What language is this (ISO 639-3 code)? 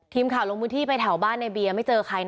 tha